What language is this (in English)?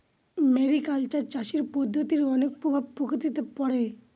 Bangla